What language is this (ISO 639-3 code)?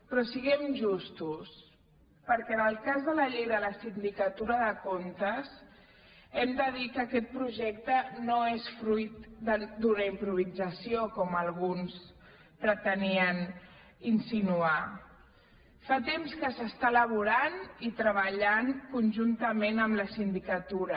cat